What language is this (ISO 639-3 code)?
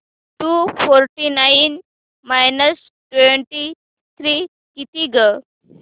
mar